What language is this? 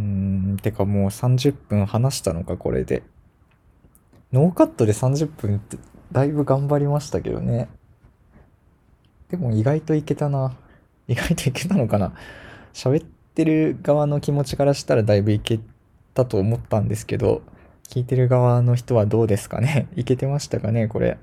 Japanese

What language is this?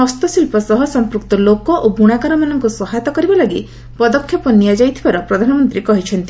Odia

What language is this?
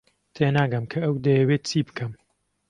Central Kurdish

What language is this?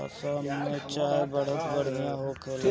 Bhojpuri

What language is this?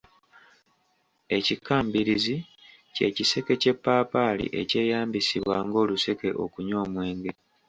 Ganda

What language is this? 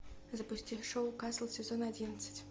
Russian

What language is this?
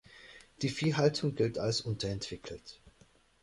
German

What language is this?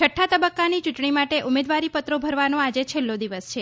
Gujarati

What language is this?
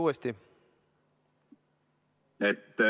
Estonian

